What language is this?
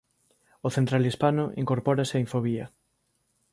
Galician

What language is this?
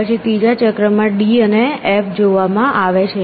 Gujarati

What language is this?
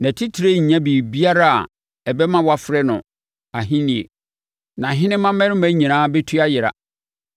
Akan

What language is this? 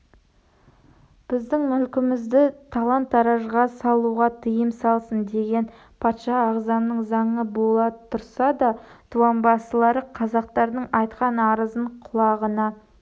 Kazakh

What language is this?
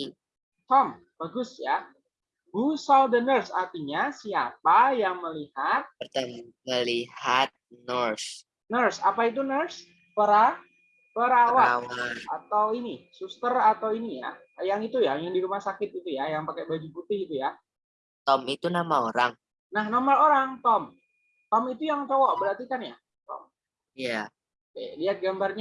Indonesian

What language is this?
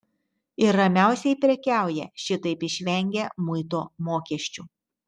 Lithuanian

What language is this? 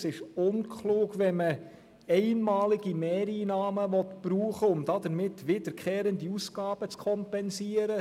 Swiss German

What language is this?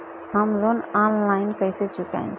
Bhojpuri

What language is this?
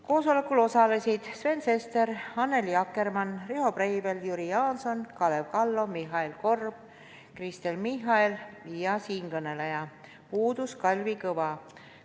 Estonian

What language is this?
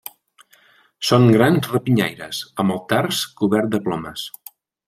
Catalan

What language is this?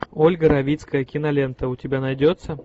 Russian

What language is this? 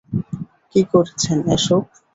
Bangla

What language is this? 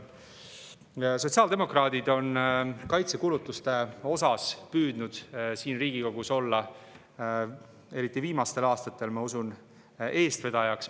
Estonian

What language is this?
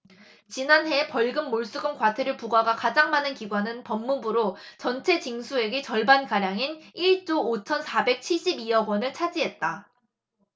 Korean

